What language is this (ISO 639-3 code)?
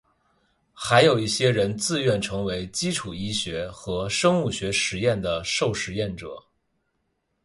zho